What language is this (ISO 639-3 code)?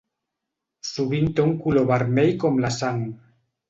cat